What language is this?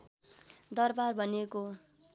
Nepali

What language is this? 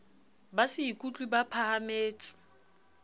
Southern Sotho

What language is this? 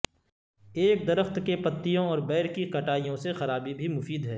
Urdu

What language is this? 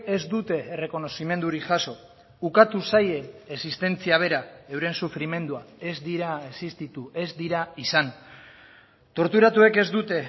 Basque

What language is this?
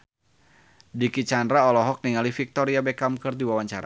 Sundanese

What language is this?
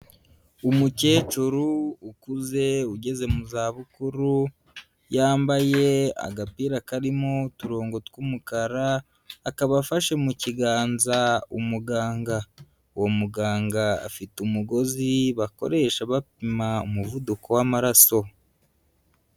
Kinyarwanda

